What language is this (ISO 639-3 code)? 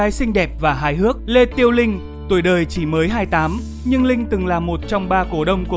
vie